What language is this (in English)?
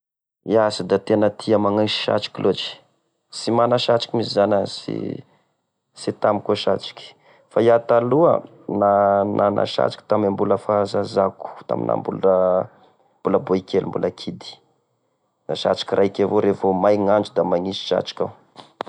Tesaka Malagasy